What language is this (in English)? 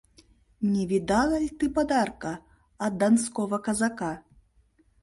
Mari